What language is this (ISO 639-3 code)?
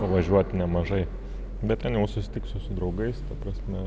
lit